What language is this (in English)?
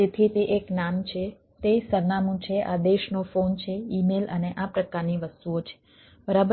Gujarati